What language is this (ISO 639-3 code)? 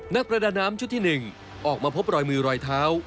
tha